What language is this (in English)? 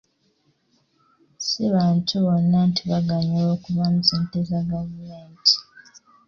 Ganda